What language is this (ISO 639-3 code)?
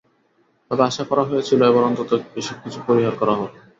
ben